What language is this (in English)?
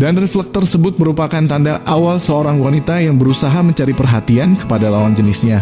Indonesian